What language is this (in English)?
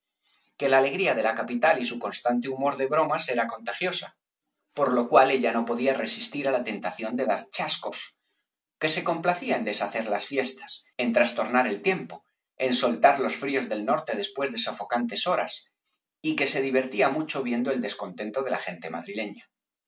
Spanish